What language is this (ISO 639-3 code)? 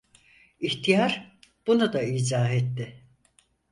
tur